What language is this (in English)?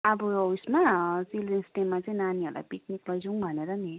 Nepali